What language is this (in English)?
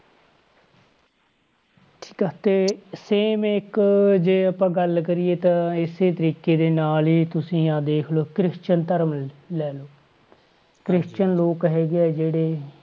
Punjabi